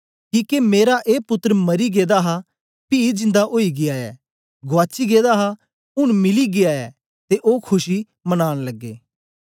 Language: Dogri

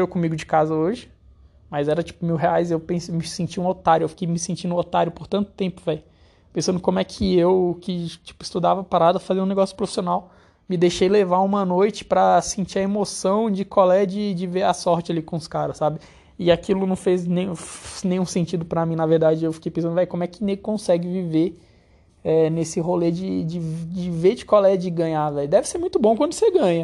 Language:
Portuguese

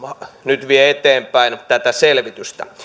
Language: Finnish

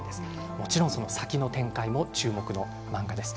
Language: Japanese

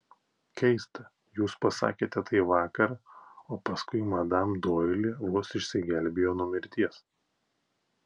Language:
Lithuanian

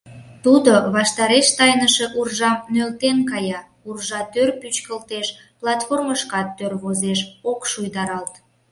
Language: Mari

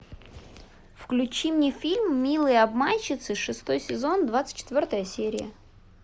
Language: Russian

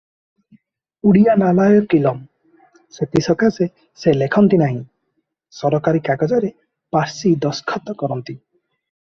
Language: Odia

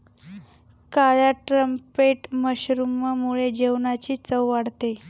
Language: Marathi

